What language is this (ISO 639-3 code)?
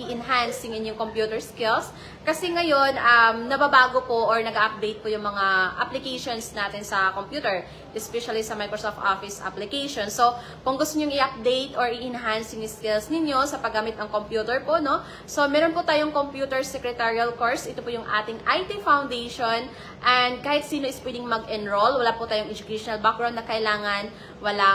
fil